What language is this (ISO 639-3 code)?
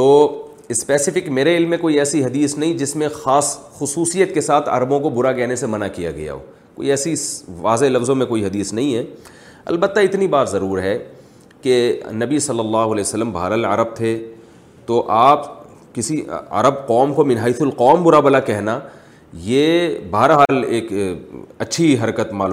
urd